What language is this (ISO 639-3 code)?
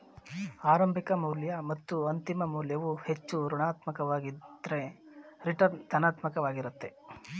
kan